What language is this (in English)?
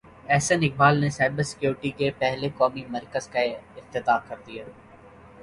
Urdu